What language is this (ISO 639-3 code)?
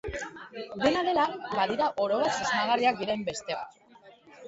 eus